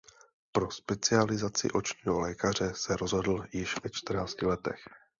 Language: Czech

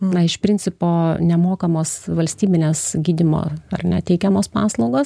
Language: Lithuanian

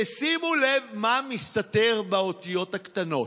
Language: Hebrew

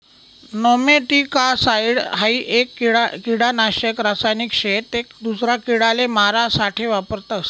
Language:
Marathi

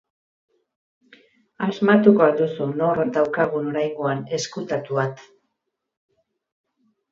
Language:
Basque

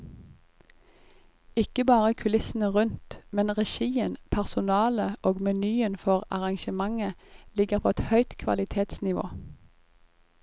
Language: Norwegian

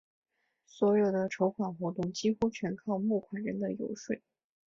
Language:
Chinese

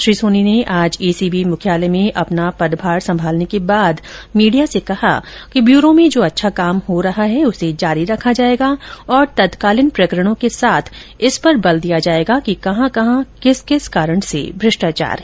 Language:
Hindi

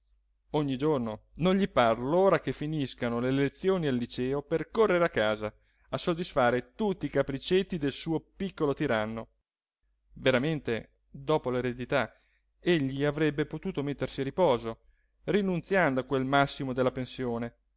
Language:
Italian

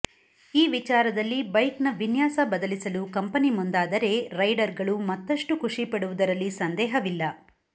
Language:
Kannada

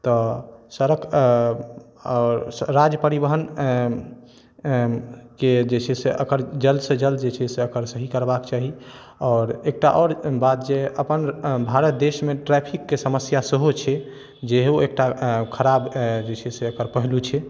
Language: Maithili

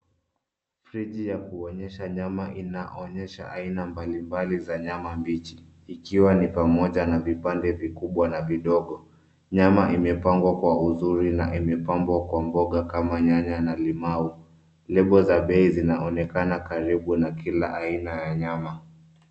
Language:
Swahili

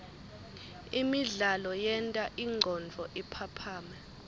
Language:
Swati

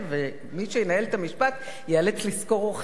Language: Hebrew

